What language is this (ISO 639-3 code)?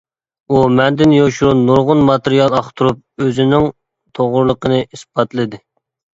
uig